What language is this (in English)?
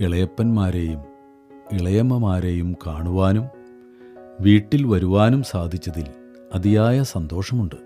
Malayalam